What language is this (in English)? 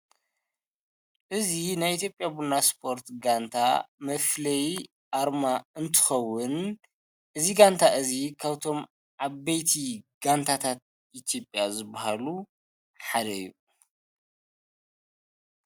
Tigrinya